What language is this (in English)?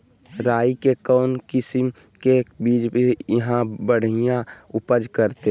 Magahi